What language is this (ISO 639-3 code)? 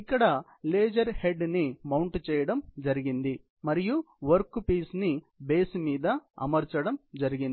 tel